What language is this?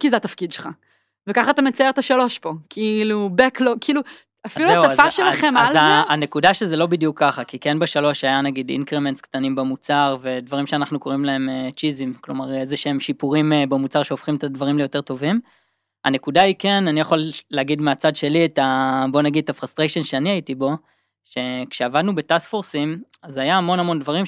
Hebrew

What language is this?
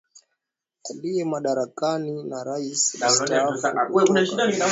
Swahili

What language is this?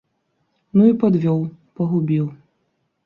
Belarusian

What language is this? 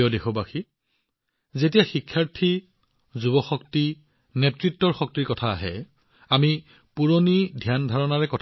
Assamese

